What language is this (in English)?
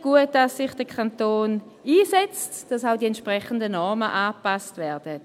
Swiss German